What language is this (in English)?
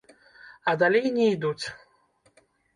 Belarusian